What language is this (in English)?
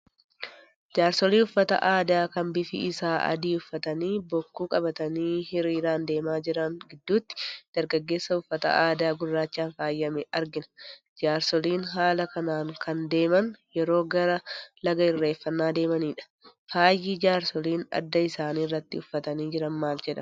Oromo